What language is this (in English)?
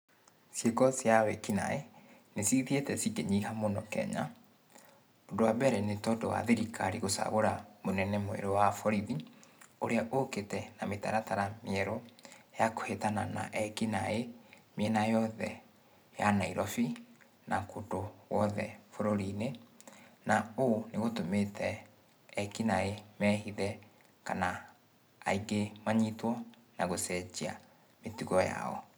Kikuyu